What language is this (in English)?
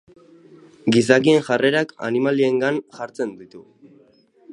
Basque